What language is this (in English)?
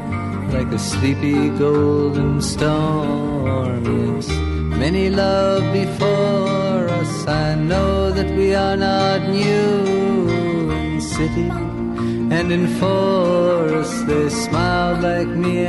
Hebrew